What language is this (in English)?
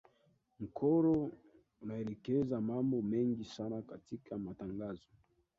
Swahili